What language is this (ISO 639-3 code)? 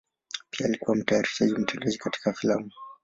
swa